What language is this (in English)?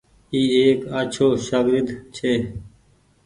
Goaria